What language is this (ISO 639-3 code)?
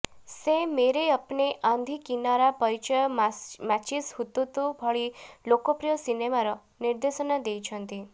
ori